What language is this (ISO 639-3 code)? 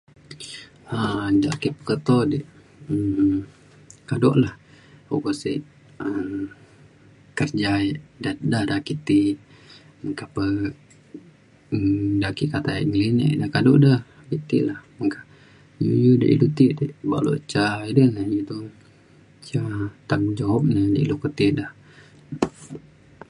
xkl